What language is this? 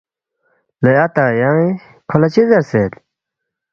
Balti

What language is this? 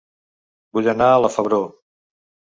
Catalan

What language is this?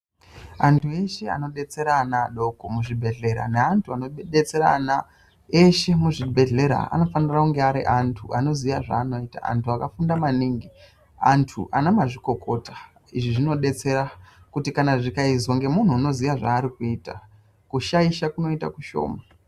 Ndau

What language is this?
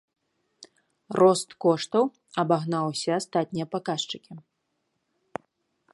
Belarusian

